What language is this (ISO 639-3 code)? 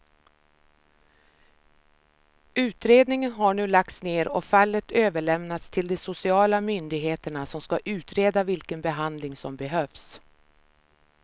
swe